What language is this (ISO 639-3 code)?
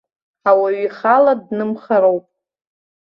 abk